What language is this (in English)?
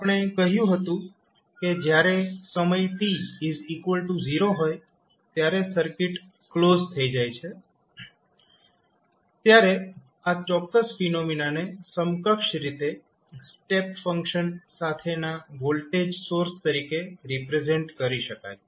Gujarati